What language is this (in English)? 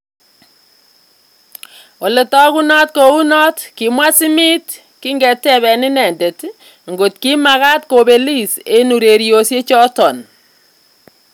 Kalenjin